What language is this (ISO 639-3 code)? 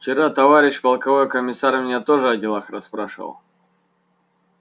rus